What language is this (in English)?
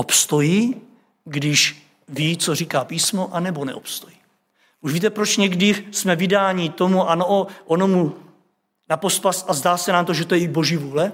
Czech